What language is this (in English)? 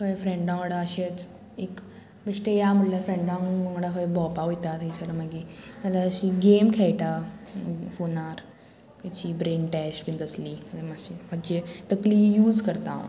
Konkani